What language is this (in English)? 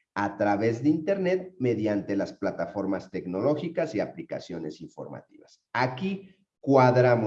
Spanish